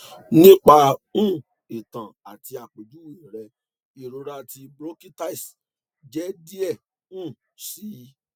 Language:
Yoruba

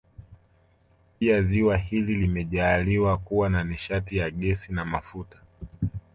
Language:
Swahili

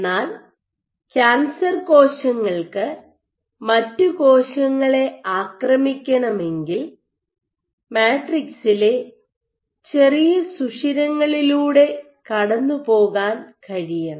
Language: Malayalam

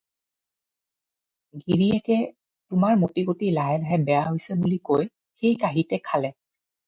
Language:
Assamese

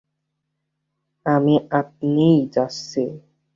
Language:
Bangla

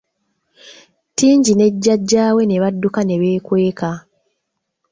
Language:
Ganda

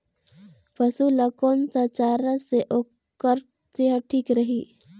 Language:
Chhattisgarhi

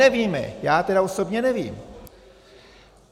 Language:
Czech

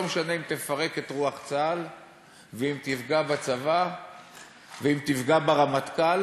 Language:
Hebrew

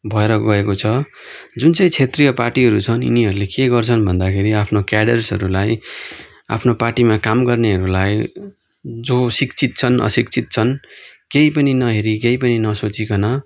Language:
Nepali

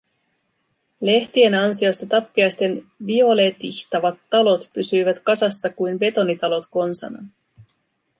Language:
Finnish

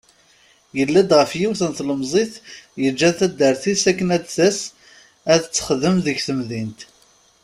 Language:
Kabyle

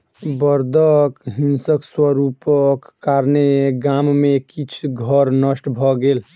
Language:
Maithili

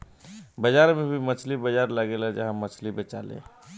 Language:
Bhojpuri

